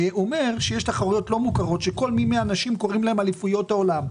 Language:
Hebrew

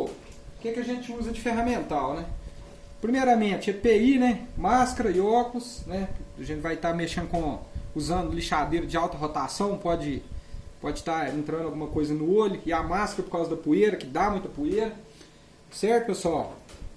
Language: Portuguese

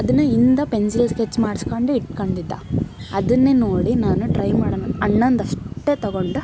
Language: Kannada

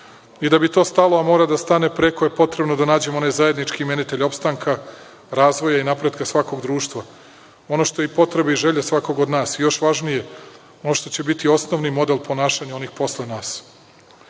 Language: Serbian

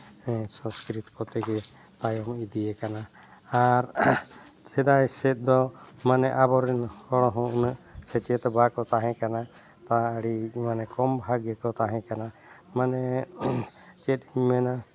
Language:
Santali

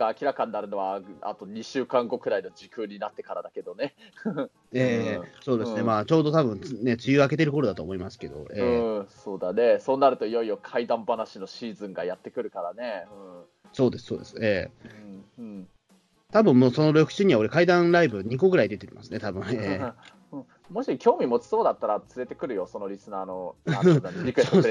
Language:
Japanese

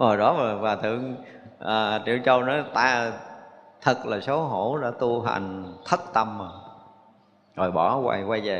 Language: Vietnamese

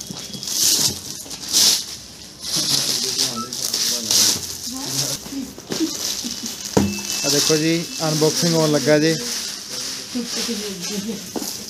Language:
Hindi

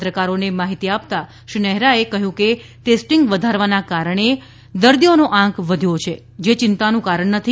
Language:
Gujarati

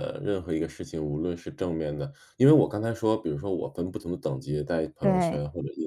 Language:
Chinese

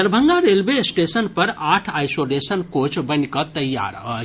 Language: Maithili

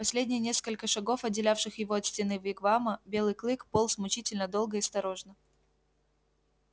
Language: Russian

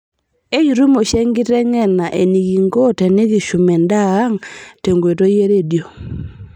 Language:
Masai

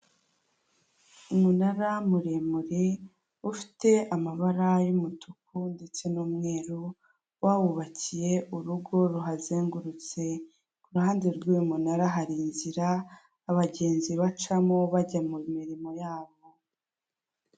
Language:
Kinyarwanda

